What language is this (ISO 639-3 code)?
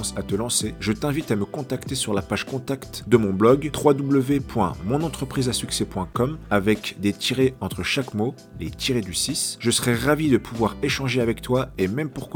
fra